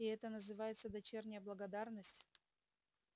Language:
Russian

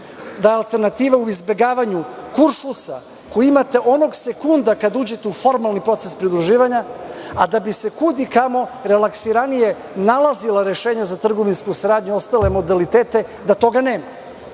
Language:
Serbian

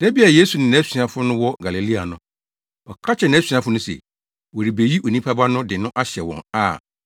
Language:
Akan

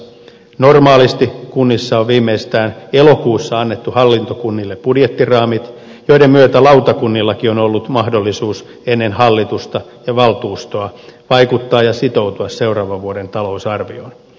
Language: Finnish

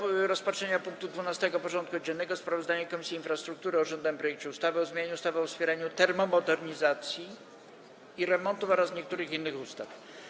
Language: Polish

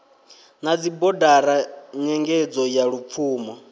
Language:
Venda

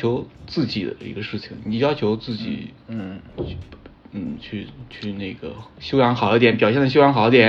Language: Chinese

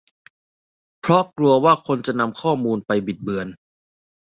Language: Thai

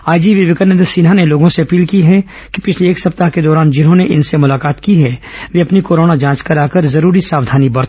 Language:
Hindi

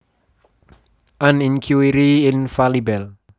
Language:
Javanese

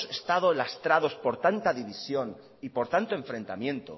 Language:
Spanish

